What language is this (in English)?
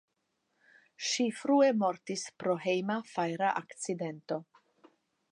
Esperanto